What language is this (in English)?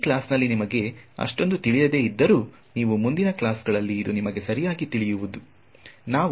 Kannada